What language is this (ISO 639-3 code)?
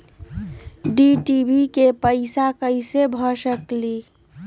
mag